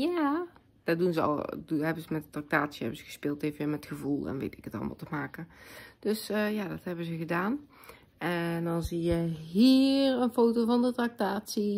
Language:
Dutch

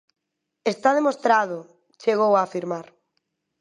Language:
Galician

